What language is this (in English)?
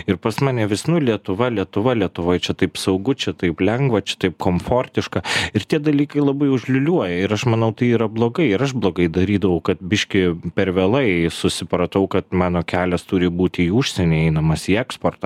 Lithuanian